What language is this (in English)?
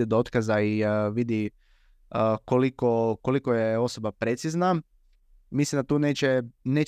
Croatian